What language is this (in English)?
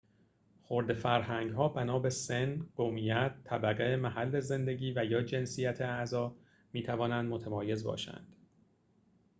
Persian